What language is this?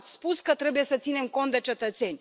Romanian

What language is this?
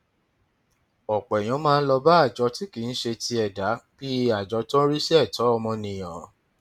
Yoruba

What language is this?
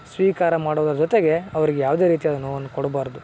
Kannada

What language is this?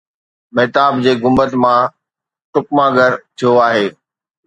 Sindhi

